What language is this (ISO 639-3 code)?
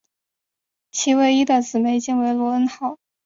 zho